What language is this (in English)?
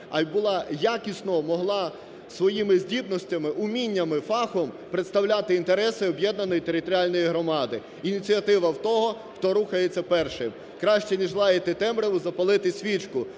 Ukrainian